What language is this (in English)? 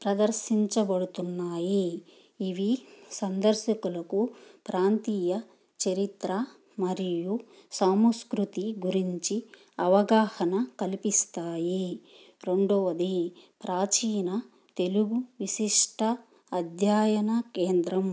Telugu